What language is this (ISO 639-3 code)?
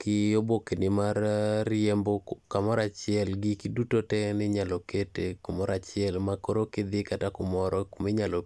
luo